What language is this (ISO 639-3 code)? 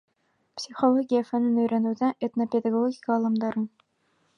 bak